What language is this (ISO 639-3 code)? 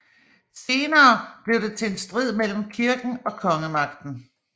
dan